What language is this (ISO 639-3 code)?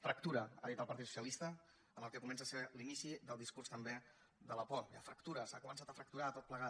cat